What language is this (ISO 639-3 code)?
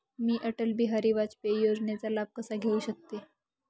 mar